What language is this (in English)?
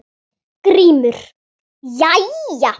Icelandic